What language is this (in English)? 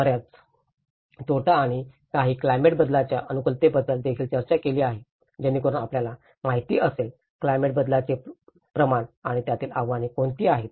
Marathi